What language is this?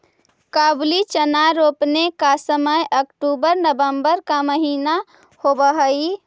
Magahi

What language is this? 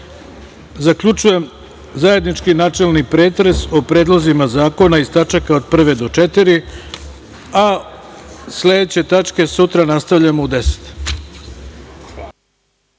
Serbian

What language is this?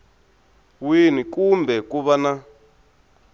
Tsonga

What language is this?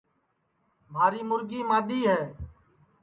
Sansi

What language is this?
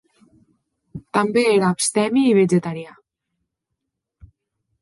Catalan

